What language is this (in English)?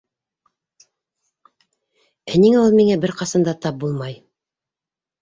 Bashkir